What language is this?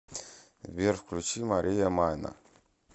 Russian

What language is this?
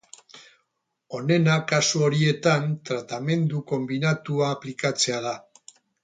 Basque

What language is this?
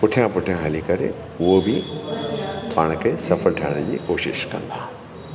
Sindhi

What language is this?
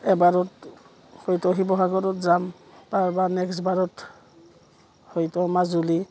Assamese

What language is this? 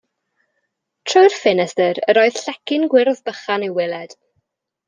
Welsh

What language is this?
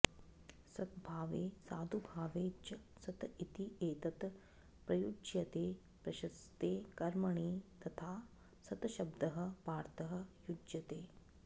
Sanskrit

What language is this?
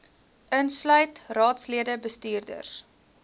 Afrikaans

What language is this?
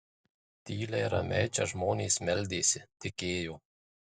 Lithuanian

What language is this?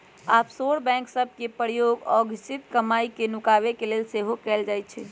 Magahi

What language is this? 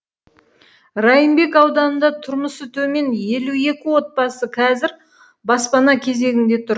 Kazakh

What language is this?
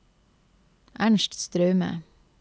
Norwegian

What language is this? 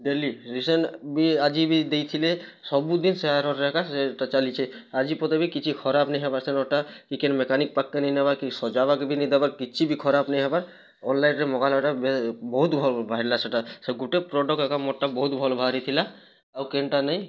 Odia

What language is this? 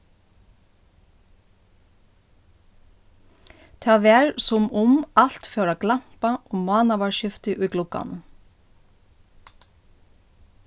Faroese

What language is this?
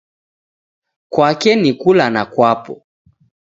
Taita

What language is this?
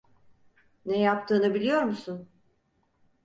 Turkish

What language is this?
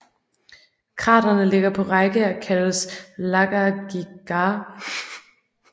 Danish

